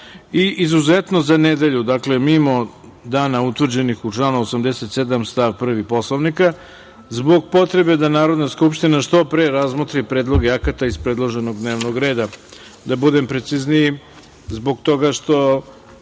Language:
Serbian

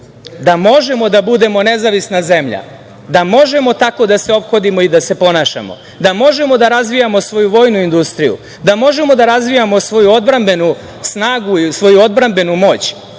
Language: Serbian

